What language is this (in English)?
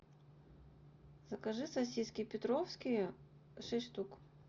Russian